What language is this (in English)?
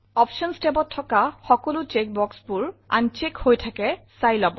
Assamese